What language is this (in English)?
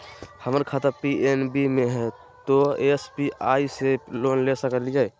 Magahi